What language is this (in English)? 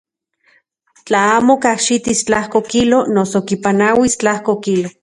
Central Puebla Nahuatl